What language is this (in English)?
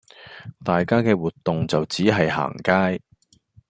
Cantonese